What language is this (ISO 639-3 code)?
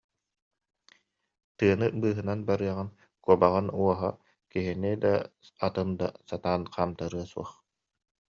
sah